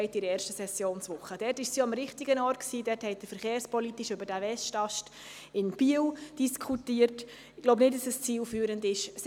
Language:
Swiss German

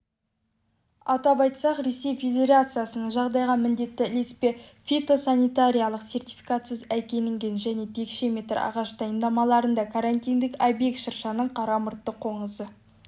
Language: Kazakh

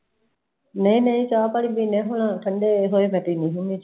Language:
Punjabi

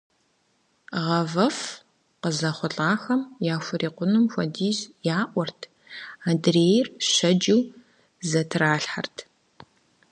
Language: Kabardian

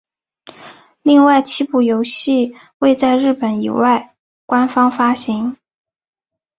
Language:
Chinese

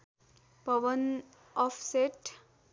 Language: Nepali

